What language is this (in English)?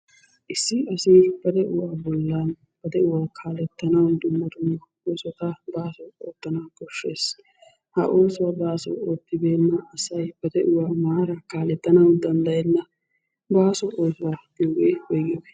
Wolaytta